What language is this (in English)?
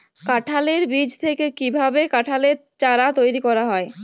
Bangla